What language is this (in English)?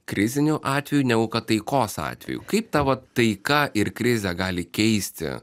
Lithuanian